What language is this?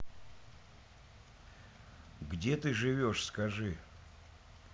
Russian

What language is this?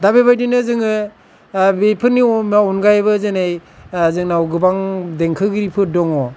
Bodo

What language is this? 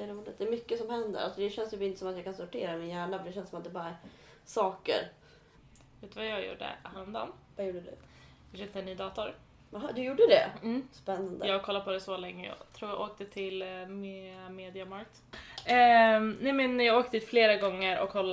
Swedish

